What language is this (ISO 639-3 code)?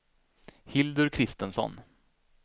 swe